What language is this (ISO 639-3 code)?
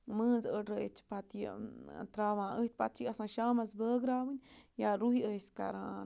kas